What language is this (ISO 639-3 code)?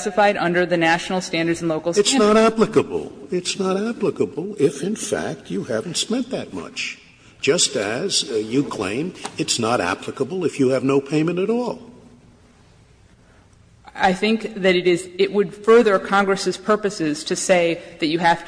eng